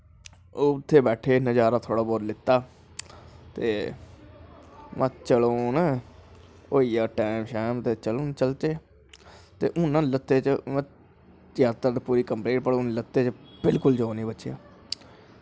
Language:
Dogri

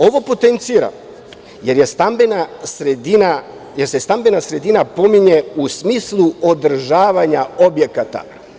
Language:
Serbian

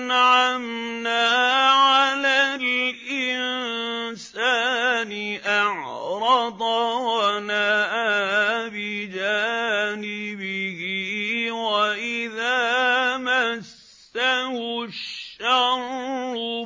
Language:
Arabic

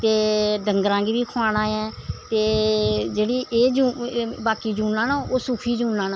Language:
Dogri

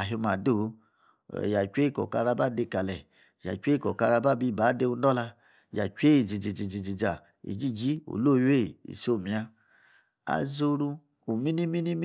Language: Yace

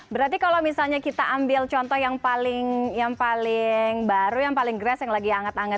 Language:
Indonesian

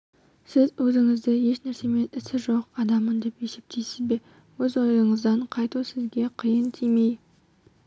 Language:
Kazakh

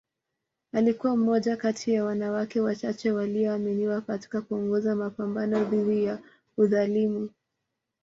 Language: Swahili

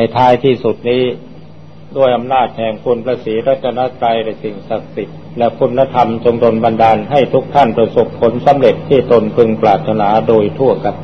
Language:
Thai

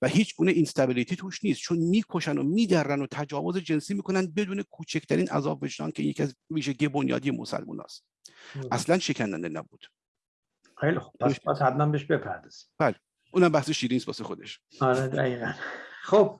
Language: Persian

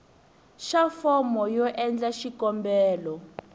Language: Tsonga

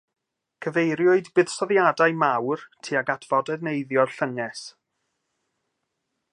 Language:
Welsh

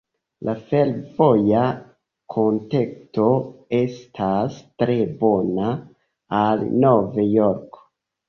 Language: Esperanto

